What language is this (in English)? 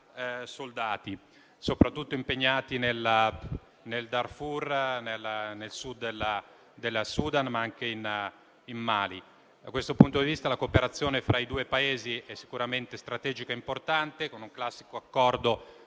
Italian